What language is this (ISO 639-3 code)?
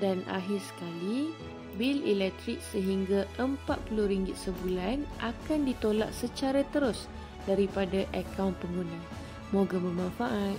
msa